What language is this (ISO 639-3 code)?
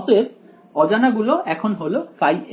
ben